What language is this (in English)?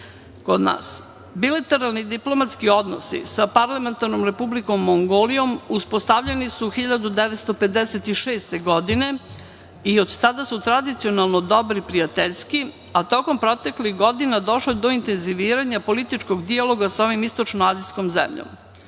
Serbian